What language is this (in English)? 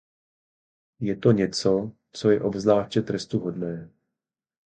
Czech